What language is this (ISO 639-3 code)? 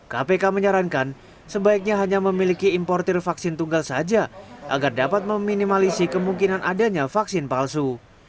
ind